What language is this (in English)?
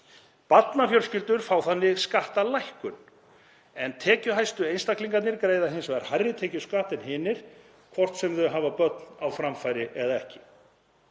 Icelandic